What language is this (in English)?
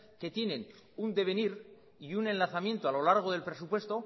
Spanish